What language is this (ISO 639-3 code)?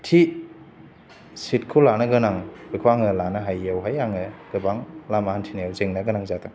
brx